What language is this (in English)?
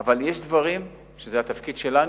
Hebrew